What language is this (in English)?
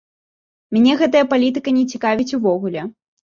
Belarusian